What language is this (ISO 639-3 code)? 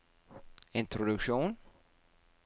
nor